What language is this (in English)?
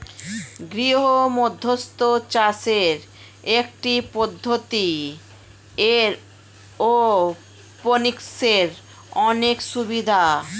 Bangla